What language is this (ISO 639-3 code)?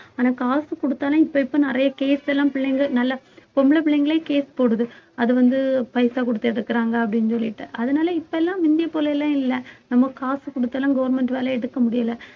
tam